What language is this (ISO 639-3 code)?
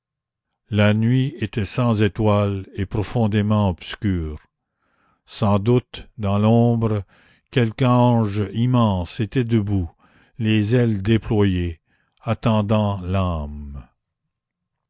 fra